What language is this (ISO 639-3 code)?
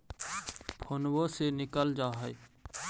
mag